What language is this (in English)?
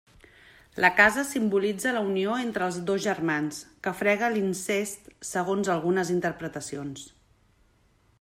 Catalan